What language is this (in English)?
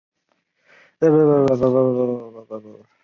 Chinese